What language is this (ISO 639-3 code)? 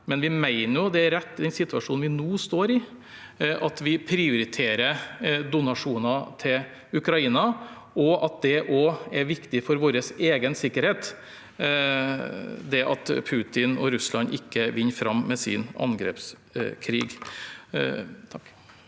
nor